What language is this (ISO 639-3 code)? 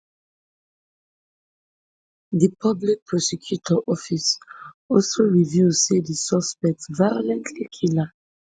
pcm